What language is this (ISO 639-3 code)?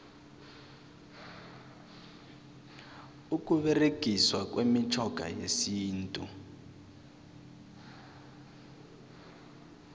nbl